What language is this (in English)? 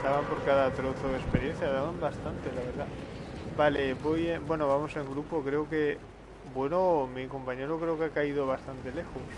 Spanish